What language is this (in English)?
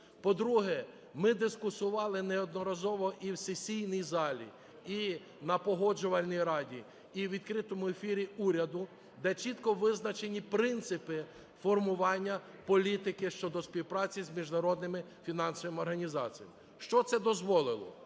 Ukrainian